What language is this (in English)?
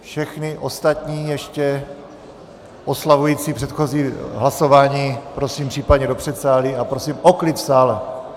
Czech